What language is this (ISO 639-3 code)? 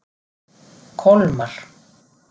isl